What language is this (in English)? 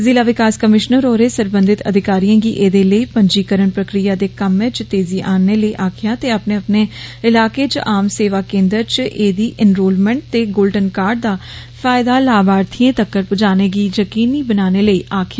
Dogri